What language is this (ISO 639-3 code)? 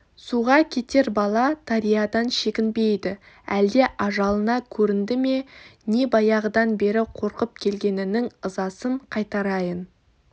kaz